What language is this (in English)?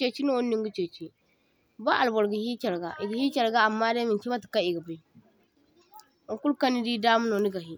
Zarma